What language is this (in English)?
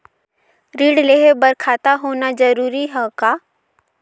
Chhattisgarhi